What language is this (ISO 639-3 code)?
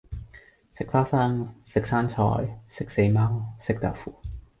yue